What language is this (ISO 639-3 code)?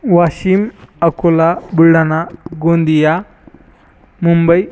mar